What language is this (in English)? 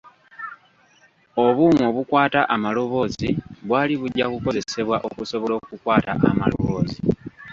Ganda